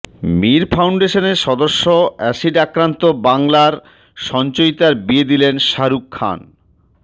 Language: Bangla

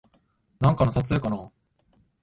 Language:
Japanese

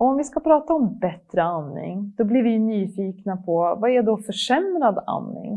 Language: Swedish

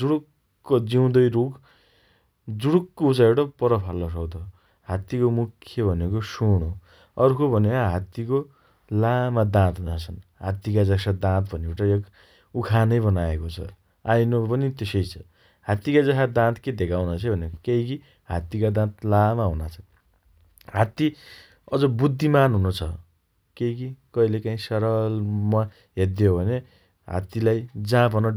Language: Dotyali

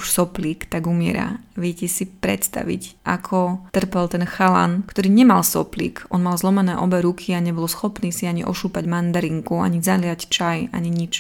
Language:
Slovak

